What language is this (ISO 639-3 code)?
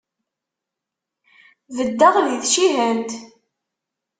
kab